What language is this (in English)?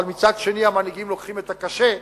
Hebrew